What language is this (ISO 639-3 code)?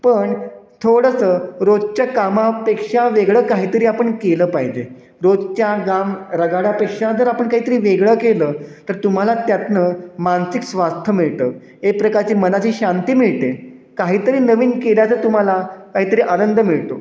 mar